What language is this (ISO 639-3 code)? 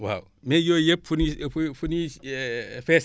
wol